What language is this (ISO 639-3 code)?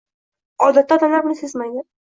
uzb